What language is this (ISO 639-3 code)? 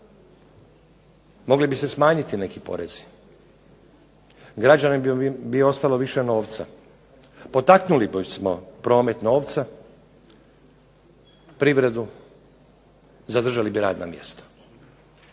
hrv